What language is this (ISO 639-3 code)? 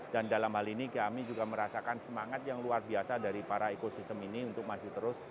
ind